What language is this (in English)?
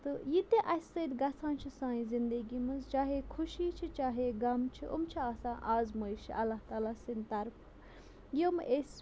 Kashmiri